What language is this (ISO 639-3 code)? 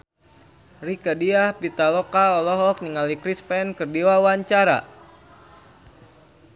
sun